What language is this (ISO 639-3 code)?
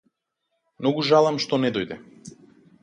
mkd